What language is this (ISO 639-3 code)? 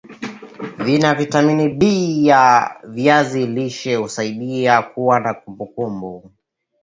swa